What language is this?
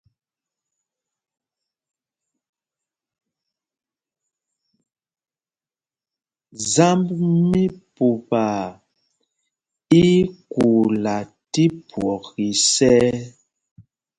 Mpumpong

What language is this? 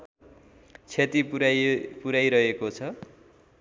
Nepali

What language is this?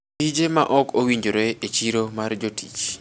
Luo (Kenya and Tanzania)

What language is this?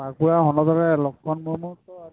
Santali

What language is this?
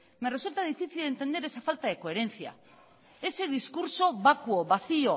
Spanish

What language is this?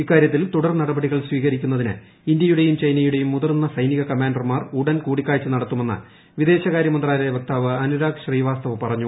Malayalam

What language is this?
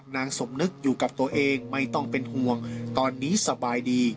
Thai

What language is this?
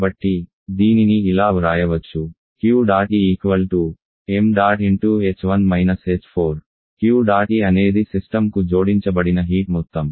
Telugu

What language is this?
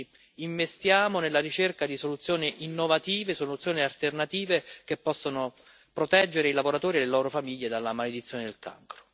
Italian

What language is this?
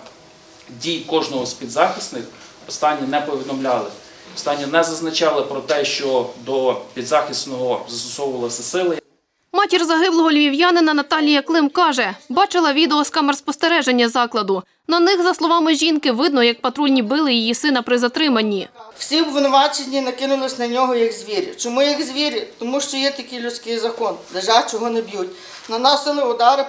Ukrainian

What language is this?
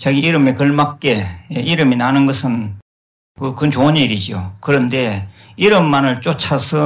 Korean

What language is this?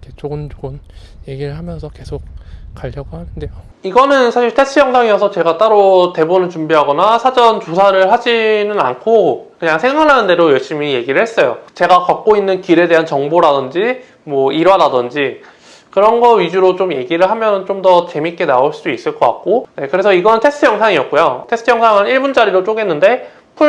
Korean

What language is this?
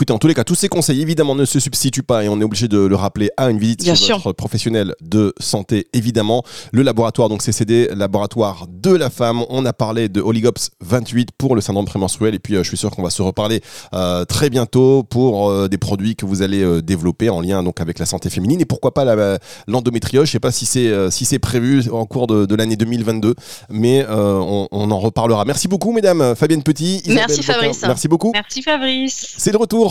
French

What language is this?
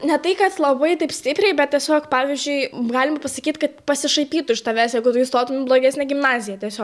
Lithuanian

